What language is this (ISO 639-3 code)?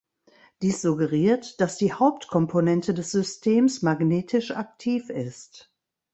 deu